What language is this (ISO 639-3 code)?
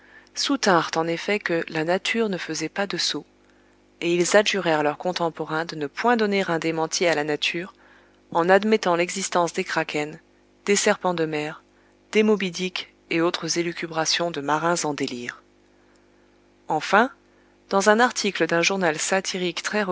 fra